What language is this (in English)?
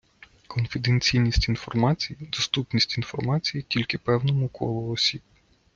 Ukrainian